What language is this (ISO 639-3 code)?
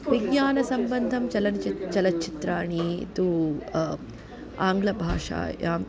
san